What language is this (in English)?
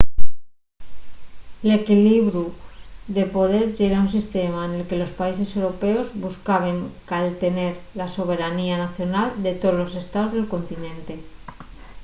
Asturian